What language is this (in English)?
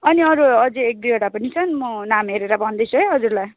Nepali